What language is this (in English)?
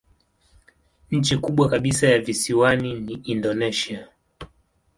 Swahili